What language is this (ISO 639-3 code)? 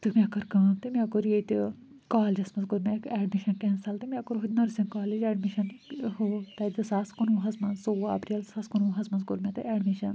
kas